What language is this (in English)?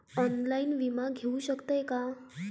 Marathi